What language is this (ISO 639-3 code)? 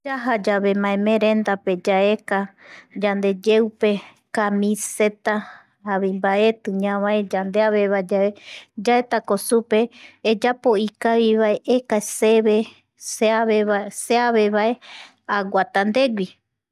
gui